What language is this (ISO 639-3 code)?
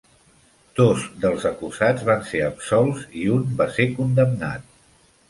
cat